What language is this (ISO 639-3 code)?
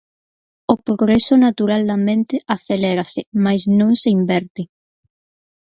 glg